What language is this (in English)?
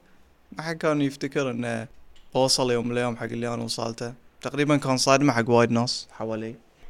Arabic